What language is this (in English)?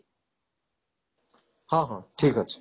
Odia